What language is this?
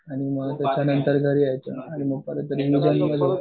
Marathi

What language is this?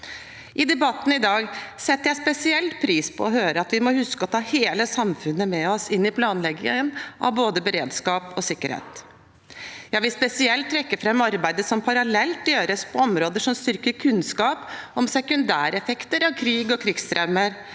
Norwegian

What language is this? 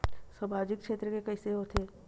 Chhattisgarhi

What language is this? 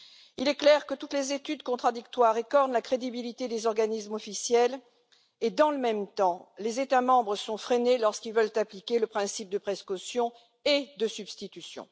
French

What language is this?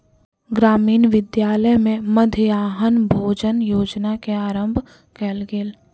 Maithili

